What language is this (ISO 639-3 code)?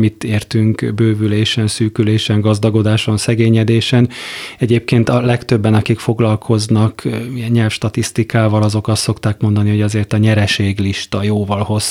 hun